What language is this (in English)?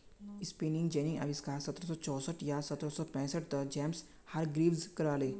Magahi